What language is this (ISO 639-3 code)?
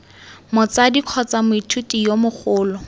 tsn